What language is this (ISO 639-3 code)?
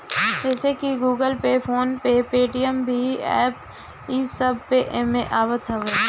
bho